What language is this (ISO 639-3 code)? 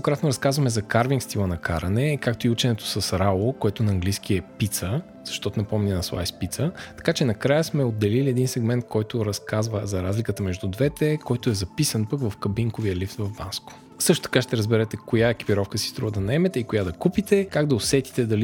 bul